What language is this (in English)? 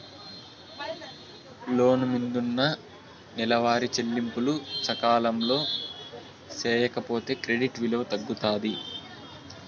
Telugu